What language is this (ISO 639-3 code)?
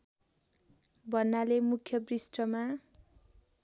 nep